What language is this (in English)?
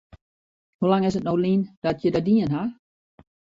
Western Frisian